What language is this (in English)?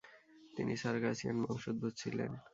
Bangla